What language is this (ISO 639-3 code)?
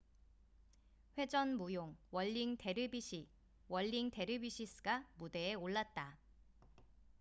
kor